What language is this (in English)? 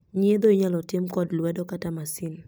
Luo (Kenya and Tanzania)